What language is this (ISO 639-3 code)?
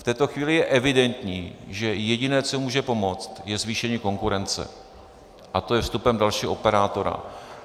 ces